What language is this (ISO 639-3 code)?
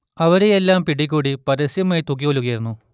mal